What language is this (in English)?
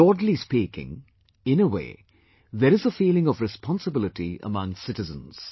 English